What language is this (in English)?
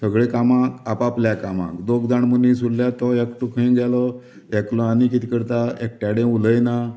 Konkani